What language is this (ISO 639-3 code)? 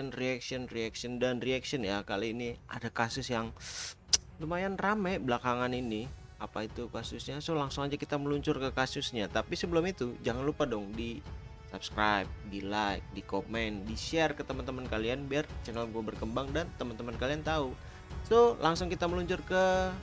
ind